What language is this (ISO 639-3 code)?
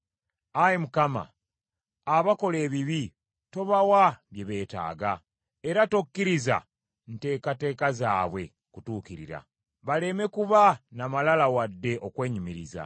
lug